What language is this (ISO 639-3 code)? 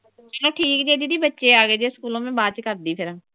pan